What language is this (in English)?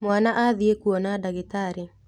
Kikuyu